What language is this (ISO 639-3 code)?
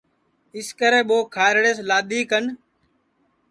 ssi